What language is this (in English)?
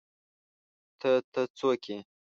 Pashto